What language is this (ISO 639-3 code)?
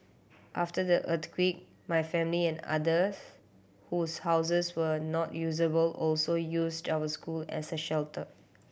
eng